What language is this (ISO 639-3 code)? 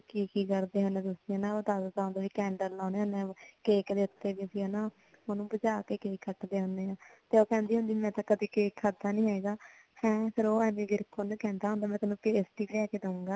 pan